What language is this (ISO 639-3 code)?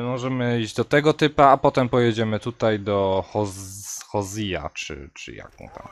pol